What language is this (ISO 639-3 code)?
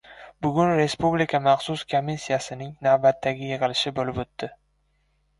uzb